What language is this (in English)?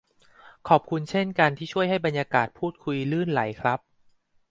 Thai